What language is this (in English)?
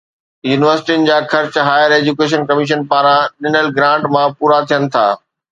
Sindhi